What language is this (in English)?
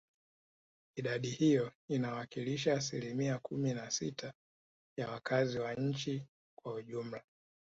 Swahili